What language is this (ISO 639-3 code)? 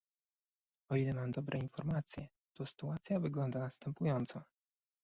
pol